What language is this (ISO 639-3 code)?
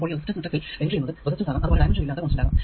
mal